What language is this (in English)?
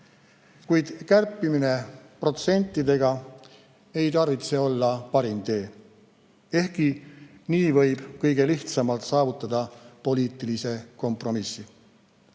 Estonian